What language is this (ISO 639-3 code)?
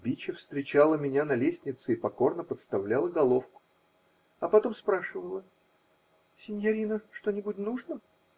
rus